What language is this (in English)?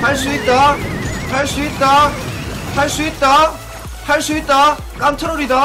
Korean